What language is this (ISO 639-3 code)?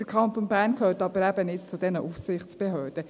gsw